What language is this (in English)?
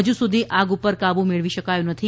Gujarati